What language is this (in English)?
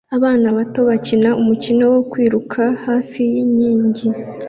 Kinyarwanda